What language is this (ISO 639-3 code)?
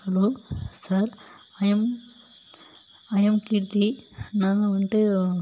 tam